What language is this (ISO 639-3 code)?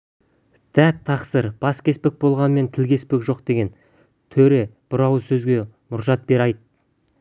kaz